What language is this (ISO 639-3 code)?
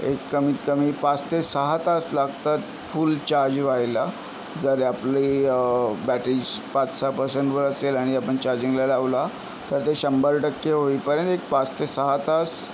mar